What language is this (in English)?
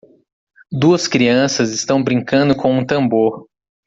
Portuguese